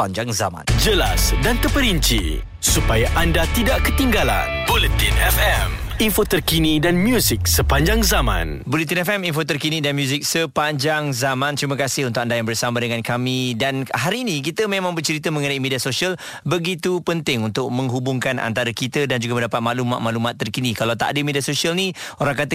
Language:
Malay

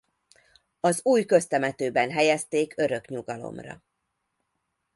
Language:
Hungarian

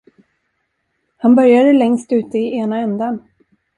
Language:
Swedish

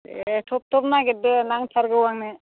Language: Bodo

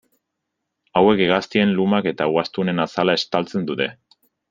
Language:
Basque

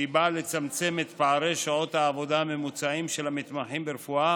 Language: Hebrew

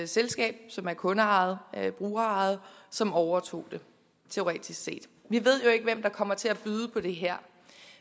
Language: Danish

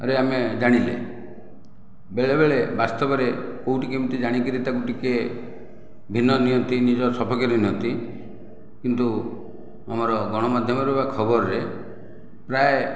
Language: Odia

